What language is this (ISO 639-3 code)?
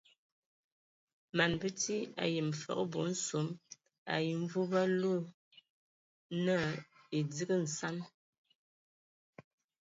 ewo